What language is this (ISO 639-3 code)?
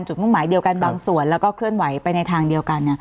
tha